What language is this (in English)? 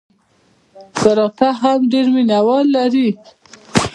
Pashto